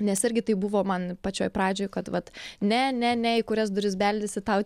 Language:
Lithuanian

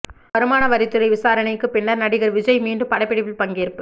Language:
Tamil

